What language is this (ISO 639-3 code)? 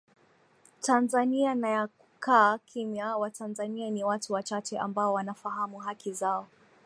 swa